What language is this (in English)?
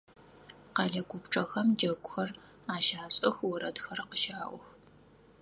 Adyghe